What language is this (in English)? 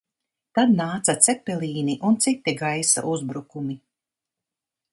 Latvian